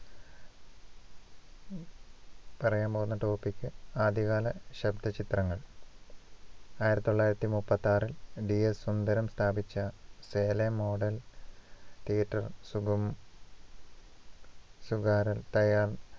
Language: Malayalam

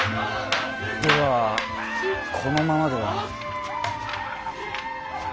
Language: Japanese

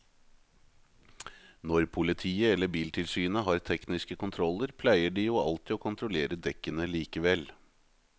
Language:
Norwegian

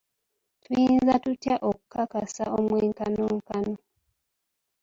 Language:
Ganda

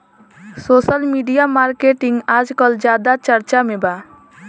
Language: Bhojpuri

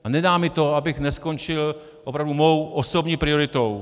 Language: Czech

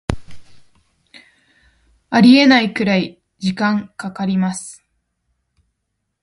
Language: Japanese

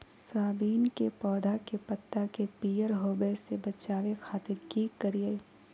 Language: Magahi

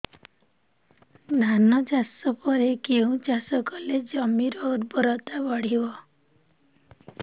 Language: Odia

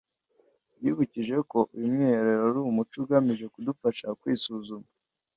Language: Kinyarwanda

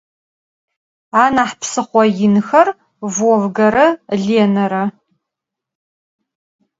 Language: Adyghe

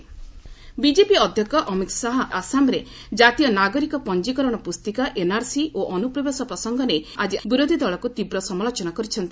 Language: Odia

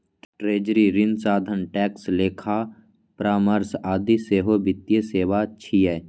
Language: Maithili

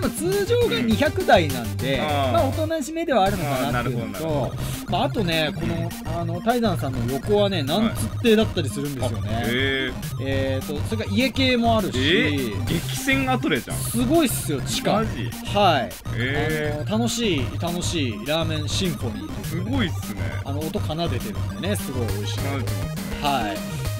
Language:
Japanese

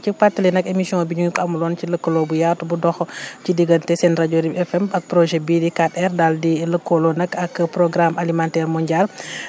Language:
Wolof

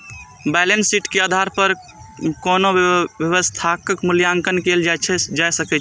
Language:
Maithili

